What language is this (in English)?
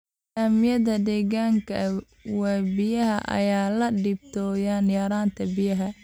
Somali